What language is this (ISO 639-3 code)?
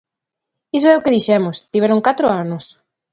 glg